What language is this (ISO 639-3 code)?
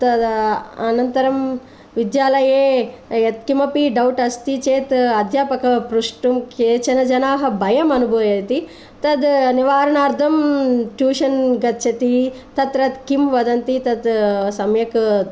san